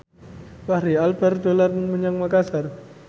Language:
Javanese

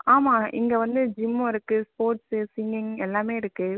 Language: Tamil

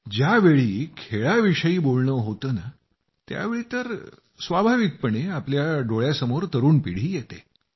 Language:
Marathi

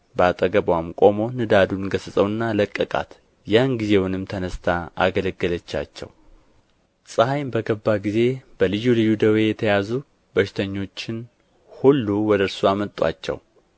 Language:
Amharic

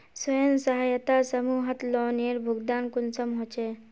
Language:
Magahi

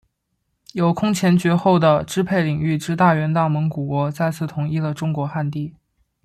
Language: Chinese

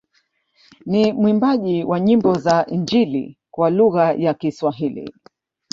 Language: Swahili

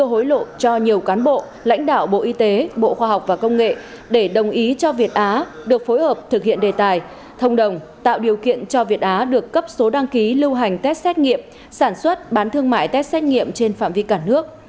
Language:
Vietnamese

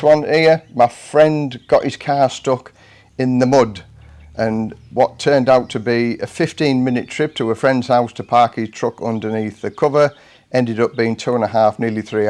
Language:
English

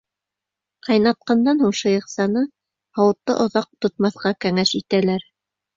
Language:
Bashkir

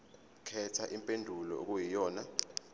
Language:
Zulu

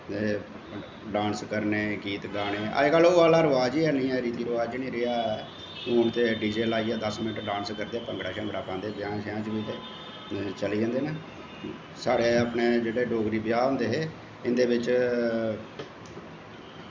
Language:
Dogri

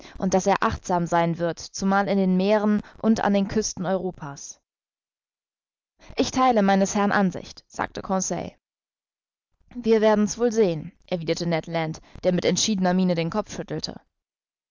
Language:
German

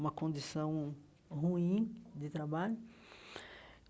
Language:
Portuguese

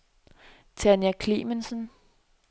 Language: Danish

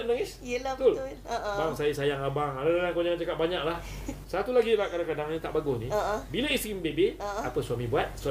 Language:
Malay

